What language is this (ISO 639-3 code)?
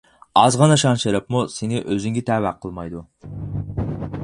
uig